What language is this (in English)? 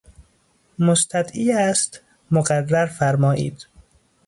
Persian